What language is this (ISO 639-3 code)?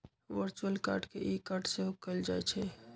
mag